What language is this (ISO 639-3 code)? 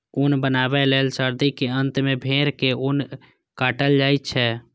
mai